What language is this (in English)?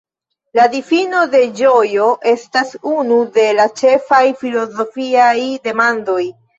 Esperanto